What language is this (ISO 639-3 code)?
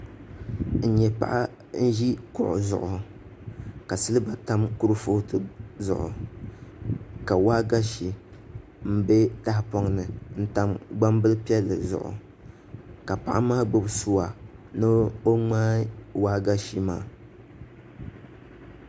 dag